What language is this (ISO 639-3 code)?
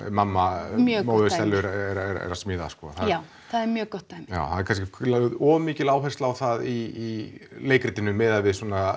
isl